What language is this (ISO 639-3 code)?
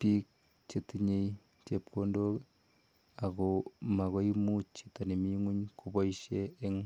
kln